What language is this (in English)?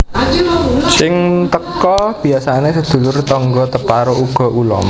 Javanese